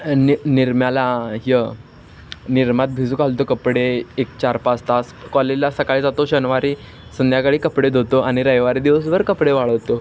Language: Marathi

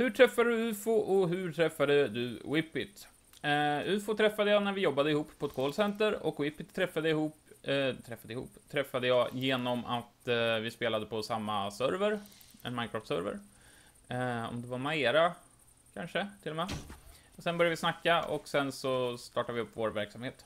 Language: Swedish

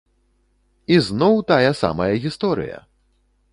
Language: Belarusian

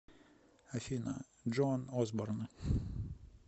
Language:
Russian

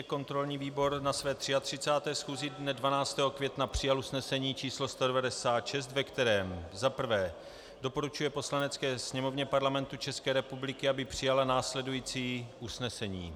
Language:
Czech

